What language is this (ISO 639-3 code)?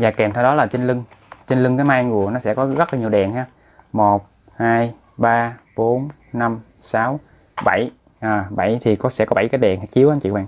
vie